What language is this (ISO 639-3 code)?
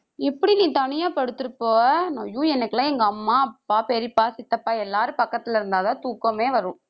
tam